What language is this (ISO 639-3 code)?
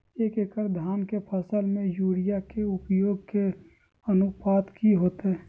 mag